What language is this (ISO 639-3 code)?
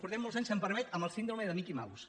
cat